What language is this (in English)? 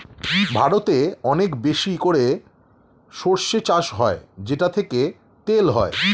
Bangla